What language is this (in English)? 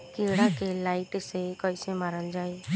Bhojpuri